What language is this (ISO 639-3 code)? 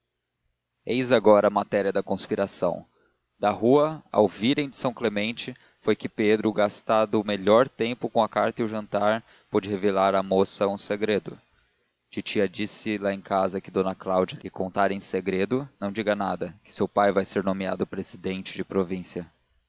por